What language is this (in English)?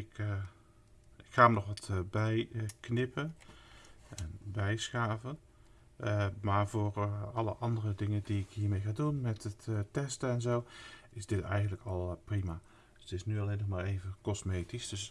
Dutch